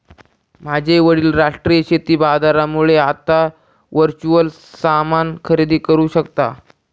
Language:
Marathi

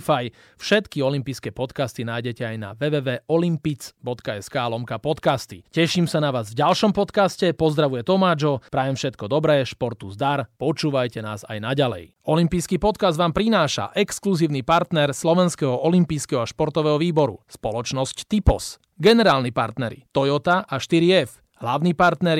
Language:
Slovak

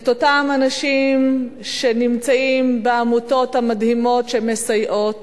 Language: Hebrew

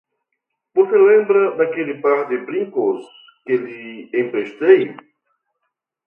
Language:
Portuguese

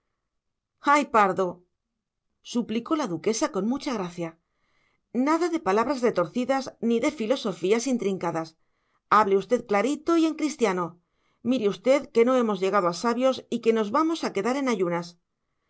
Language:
Spanish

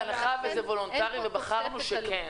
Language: Hebrew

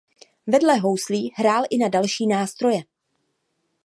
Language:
Czech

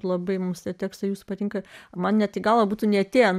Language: Lithuanian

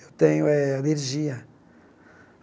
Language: Portuguese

